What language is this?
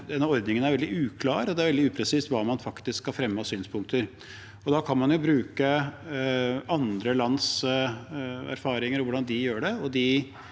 Norwegian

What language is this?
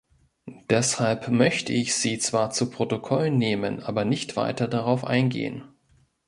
German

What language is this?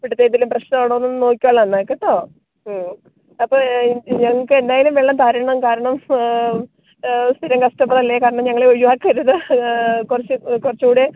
Malayalam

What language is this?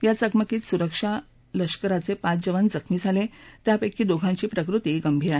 Marathi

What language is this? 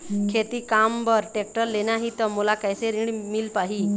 Chhattisgarhi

